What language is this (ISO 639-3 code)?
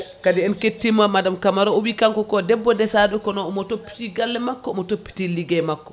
ful